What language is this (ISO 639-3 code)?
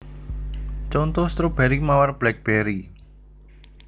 jav